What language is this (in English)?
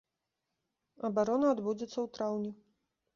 Belarusian